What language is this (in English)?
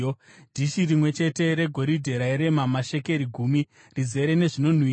Shona